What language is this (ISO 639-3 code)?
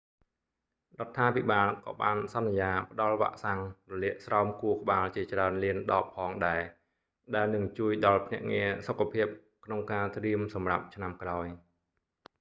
khm